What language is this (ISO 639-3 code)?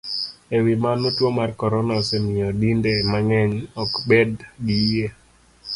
luo